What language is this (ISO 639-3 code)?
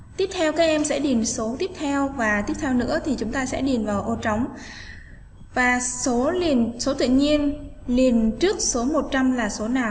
vie